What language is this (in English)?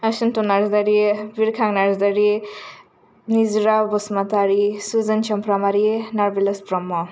Bodo